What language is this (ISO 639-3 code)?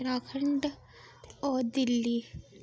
doi